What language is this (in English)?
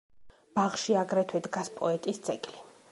Georgian